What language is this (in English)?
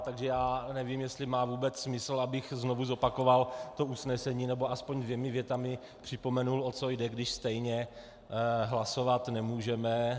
Czech